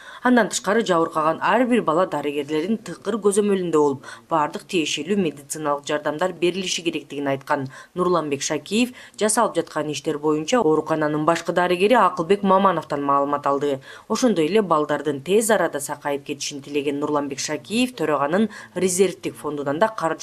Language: Turkish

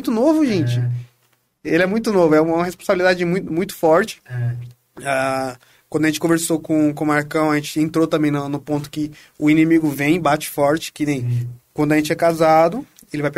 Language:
Portuguese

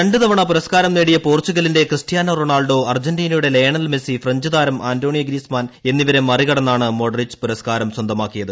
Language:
Malayalam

